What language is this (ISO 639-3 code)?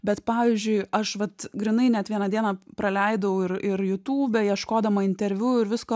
lit